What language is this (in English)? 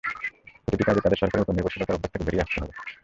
Bangla